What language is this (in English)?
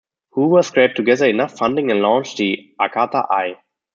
English